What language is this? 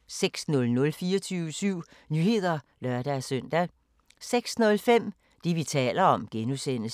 Danish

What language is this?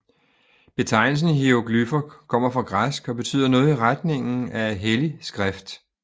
Danish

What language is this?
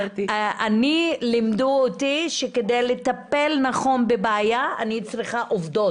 Hebrew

